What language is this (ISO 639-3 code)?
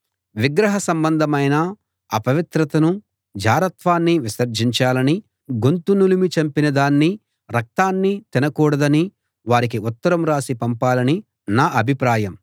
tel